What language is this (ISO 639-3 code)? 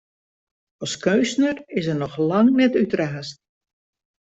fry